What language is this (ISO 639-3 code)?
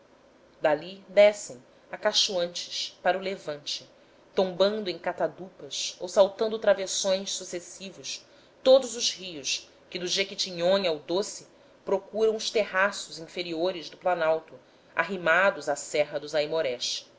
por